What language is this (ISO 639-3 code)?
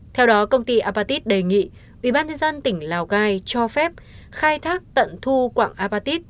vie